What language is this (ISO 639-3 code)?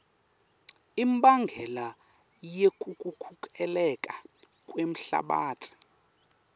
ssw